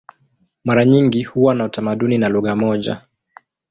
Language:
Swahili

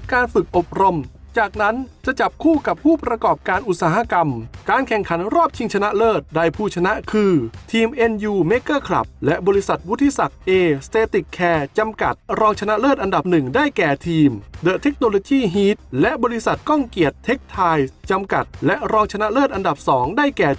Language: Thai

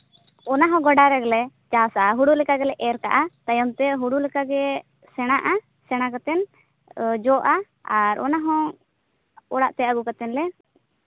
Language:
Santali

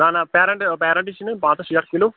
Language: Kashmiri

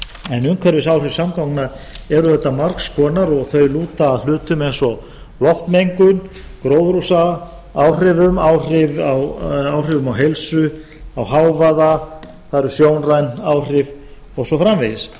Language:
Icelandic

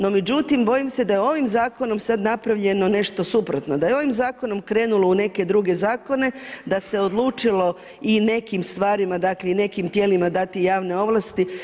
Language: Croatian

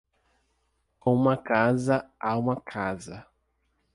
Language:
Portuguese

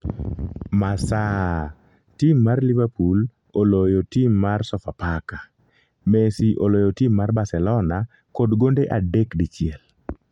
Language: Luo (Kenya and Tanzania)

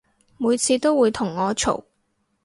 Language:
Cantonese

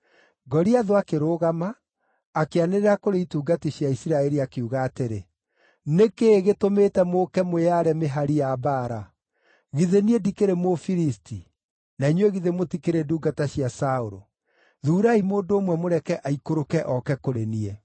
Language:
Kikuyu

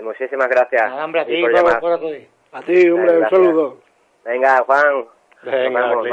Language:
Spanish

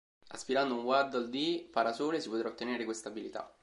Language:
Italian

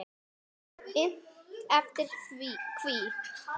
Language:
Icelandic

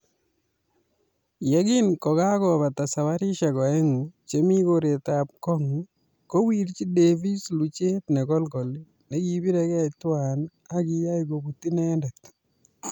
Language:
Kalenjin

